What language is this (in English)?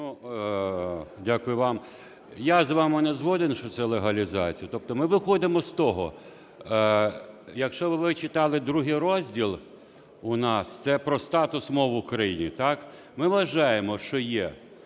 Ukrainian